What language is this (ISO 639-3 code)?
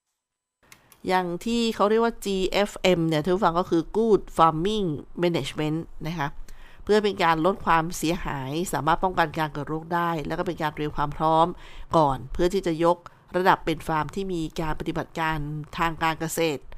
tha